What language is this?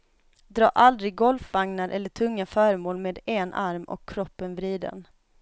Swedish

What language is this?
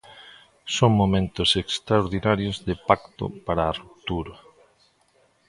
Galician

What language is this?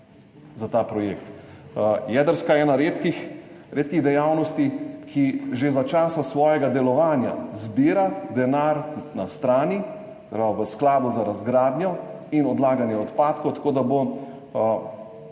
Slovenian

